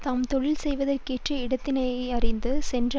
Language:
Tamil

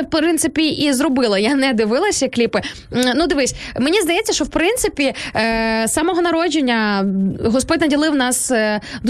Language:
Ukrainian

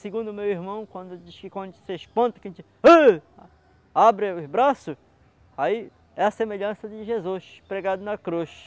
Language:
Portuguese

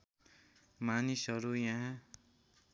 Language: Nepali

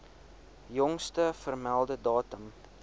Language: Afrikaans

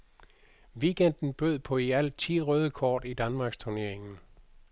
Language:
Danish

